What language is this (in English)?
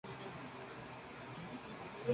Spanish